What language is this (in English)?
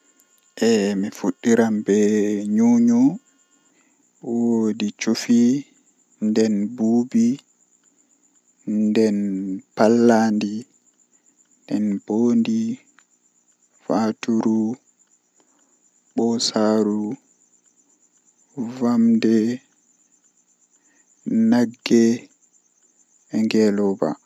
Western Niger Fulfulde